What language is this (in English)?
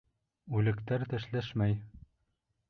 Bashkir